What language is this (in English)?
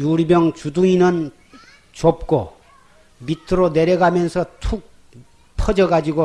Korean